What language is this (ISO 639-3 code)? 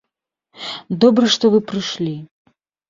bel